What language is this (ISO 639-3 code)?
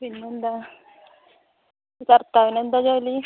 mal